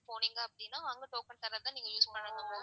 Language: Tamil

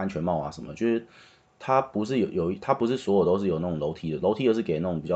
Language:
Chinese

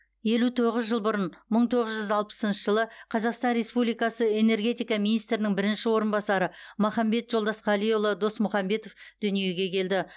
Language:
Kazakh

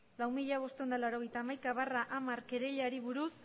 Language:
Basque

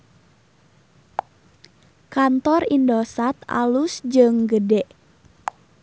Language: Sundanese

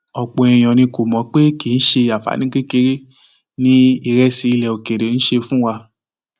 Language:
Yoruba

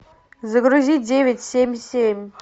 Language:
Russian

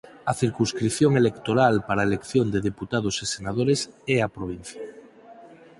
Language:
Galician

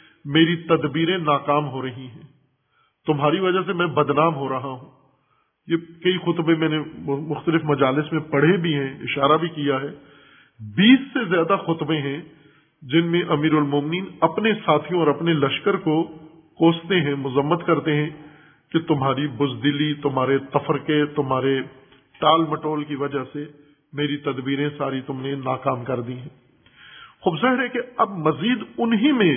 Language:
Urdu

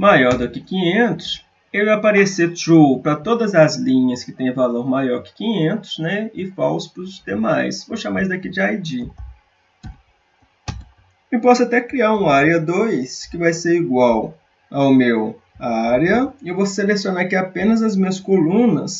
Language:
Portuguese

